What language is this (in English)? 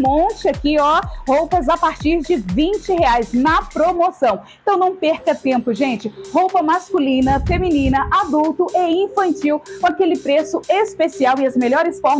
Portuguese